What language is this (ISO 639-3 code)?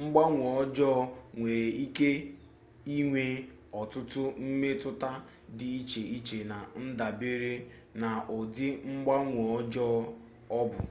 ibo